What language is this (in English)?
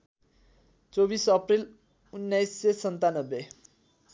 Nepali